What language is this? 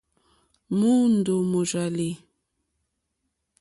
Mokpwe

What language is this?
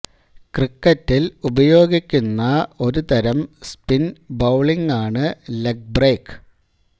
Malayalam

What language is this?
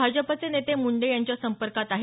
Marathi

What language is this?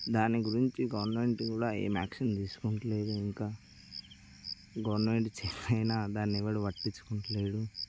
Telugu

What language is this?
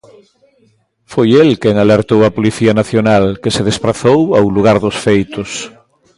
Galician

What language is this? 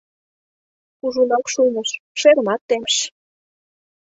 Mari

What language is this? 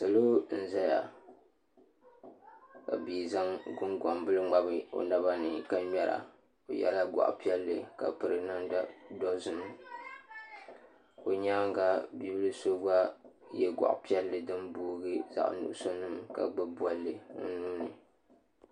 Dagbani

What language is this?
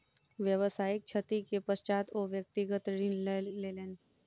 Maithili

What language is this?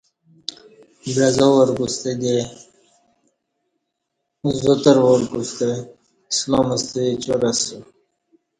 Kati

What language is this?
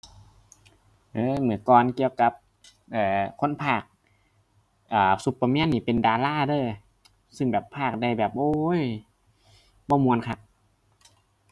Thai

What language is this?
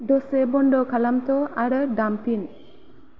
Bodo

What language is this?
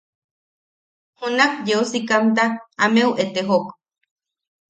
Yaqui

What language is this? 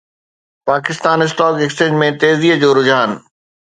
Sindhi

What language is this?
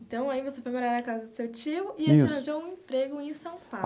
Portuguese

